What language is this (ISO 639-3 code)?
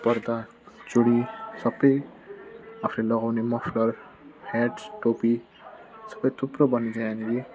nep